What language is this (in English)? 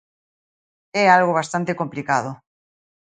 Galician